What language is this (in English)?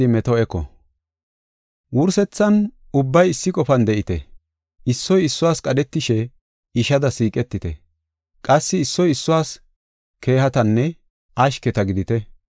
Gofa